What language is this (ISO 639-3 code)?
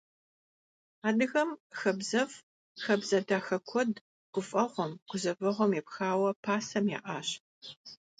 kbd